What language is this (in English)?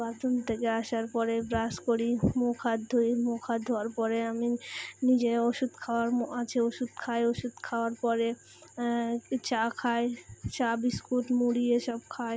Bangla